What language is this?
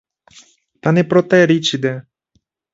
Ukrainian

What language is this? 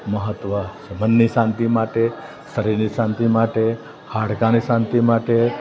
Gujarati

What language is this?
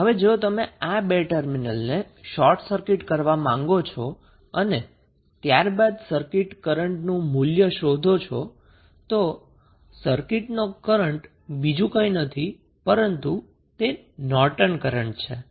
Gujarati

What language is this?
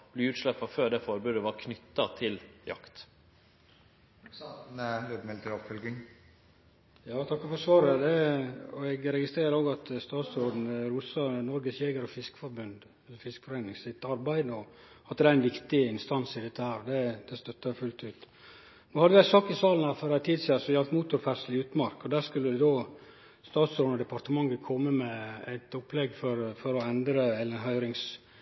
Norwegian Nynorsk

